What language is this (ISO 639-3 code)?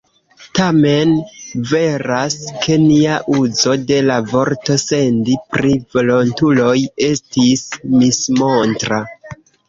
epo